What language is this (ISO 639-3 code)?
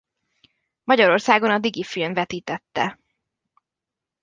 hun